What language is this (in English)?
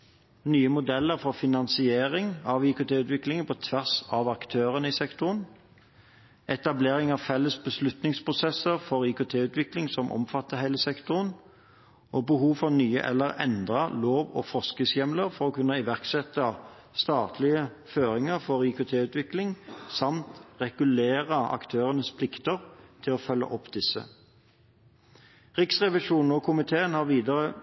Norwegian Bokmål